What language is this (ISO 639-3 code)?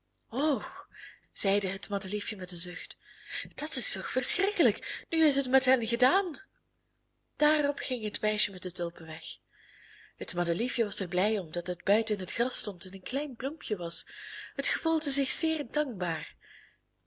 nld